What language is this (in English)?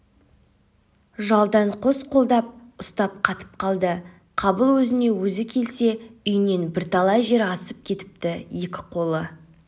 Kazakh